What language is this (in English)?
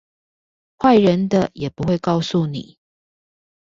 Chinese